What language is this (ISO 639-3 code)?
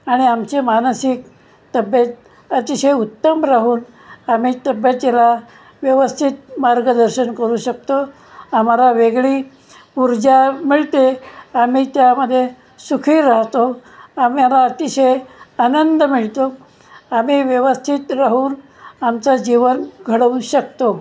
mar